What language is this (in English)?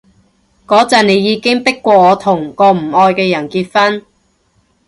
Cantonese